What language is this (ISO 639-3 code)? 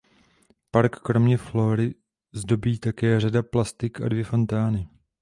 ces